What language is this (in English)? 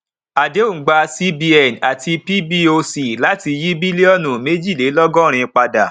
Yoruba